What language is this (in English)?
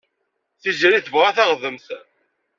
Kabyle